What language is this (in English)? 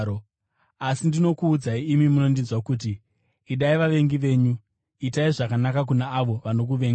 Shona